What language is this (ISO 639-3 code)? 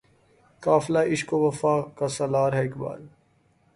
urd